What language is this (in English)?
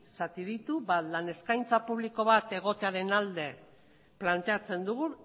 Basque